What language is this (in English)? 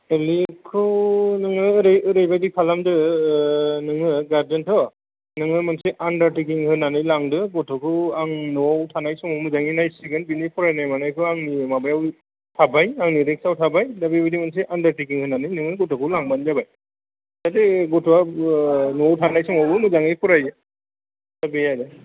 Bodo